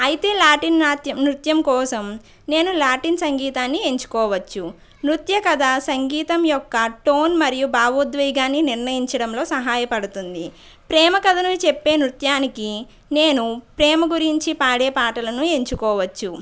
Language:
Telugu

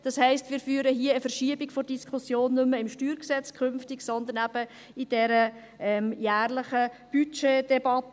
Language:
Swiss German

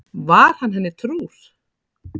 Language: Icelandic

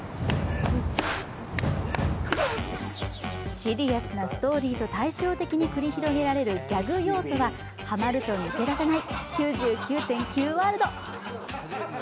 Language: Japanese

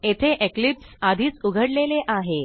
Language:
Marathi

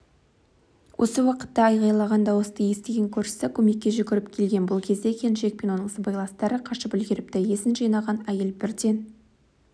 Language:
Kazakh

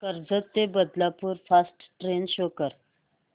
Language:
Marathi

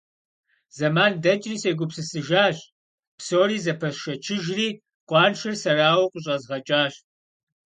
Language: Kabardian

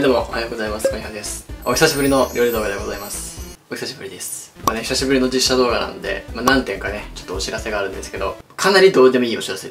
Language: Japanese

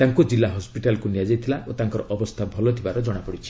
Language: Odia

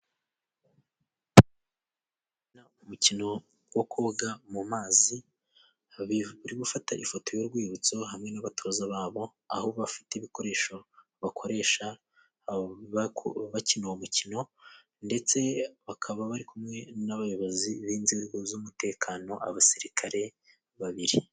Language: Kinyarwanda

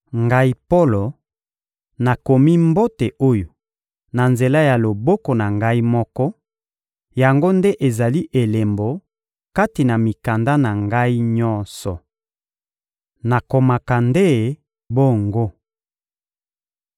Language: Lingala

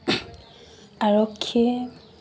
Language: Assamese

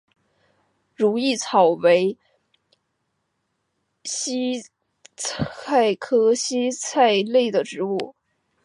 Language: Chinese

